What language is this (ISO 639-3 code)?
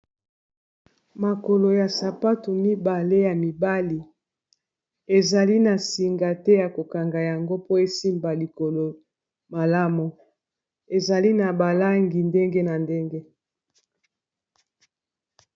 lin